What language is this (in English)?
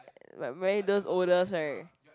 English